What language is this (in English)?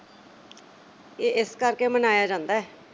Punjabi